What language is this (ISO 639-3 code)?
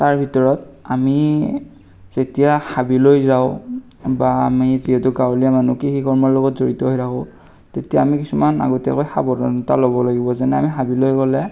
asm